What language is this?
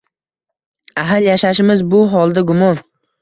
Uzbek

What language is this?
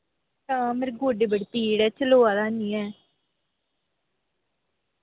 Dogri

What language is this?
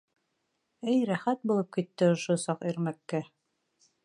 Bashkir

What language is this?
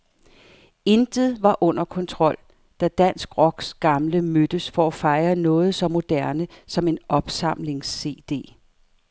Danish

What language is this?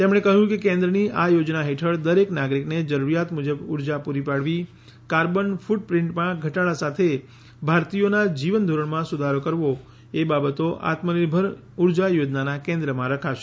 Gujarati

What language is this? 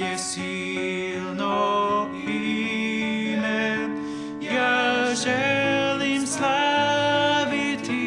Croatian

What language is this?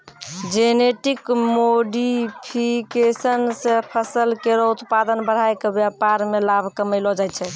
Maithili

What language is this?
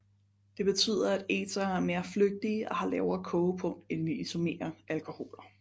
Danish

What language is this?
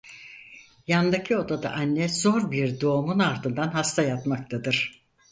Turkish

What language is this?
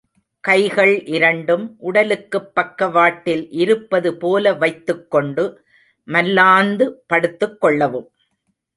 Tamil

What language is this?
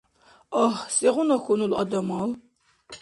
Dargwa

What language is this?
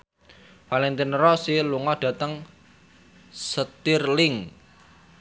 Javanese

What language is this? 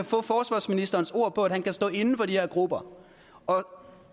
Danish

